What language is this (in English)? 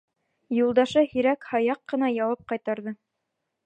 Bashkir